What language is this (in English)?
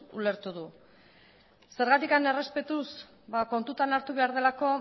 Basque